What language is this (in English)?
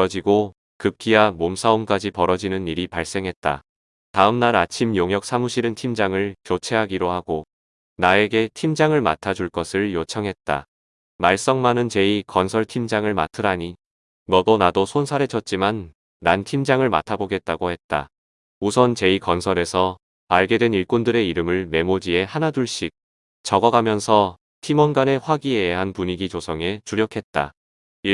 Korean